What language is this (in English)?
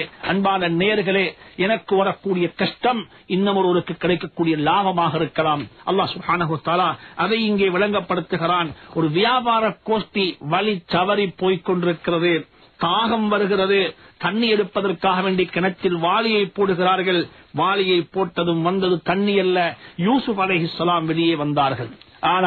Hindi